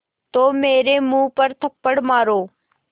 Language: Hindi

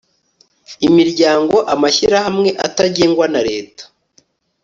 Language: Kinyarwanda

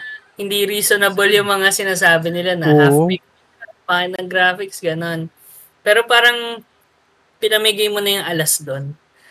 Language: Filipino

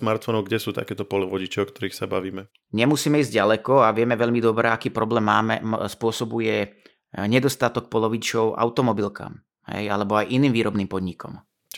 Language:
Slovak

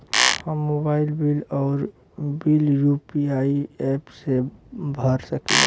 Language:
Bhojpuri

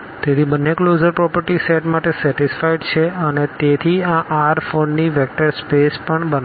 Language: Gujarati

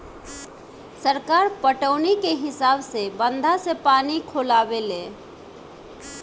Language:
Bhojpuri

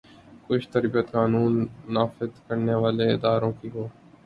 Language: Urdu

